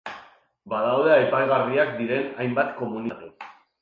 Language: Basque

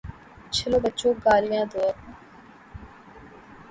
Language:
Urdu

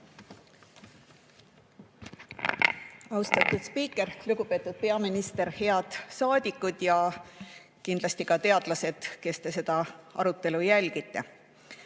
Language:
Estonian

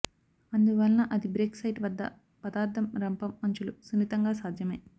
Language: Telugu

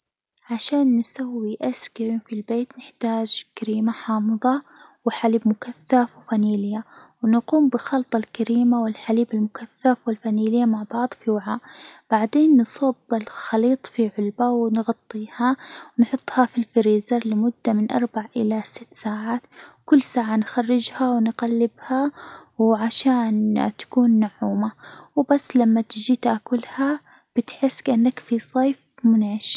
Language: Hijazi Arabic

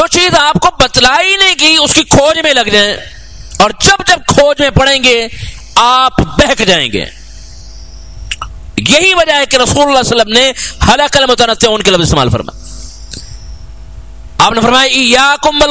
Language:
Arabic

